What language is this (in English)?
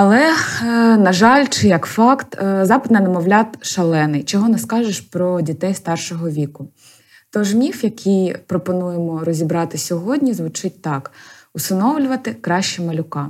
Ukrainian